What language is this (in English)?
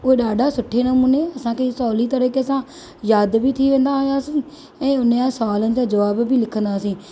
Sindhi